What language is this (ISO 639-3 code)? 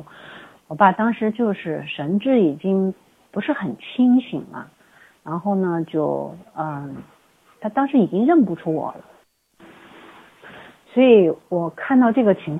zho